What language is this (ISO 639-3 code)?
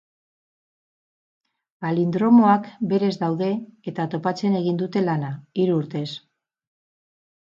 eus